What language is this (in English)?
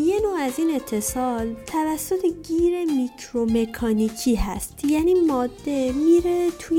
Persian